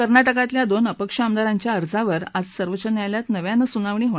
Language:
Marathi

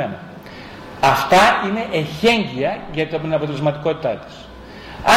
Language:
Greek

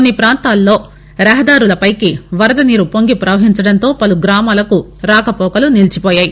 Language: Telugu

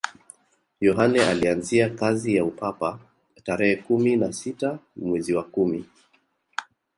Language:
Swahili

